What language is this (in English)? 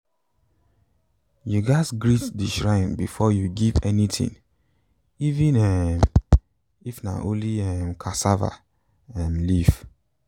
Nigerian Pidgin